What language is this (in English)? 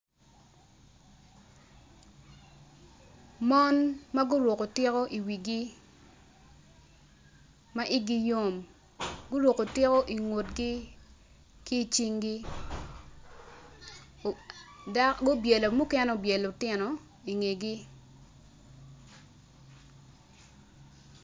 Acoli